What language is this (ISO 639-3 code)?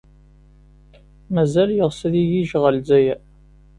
kab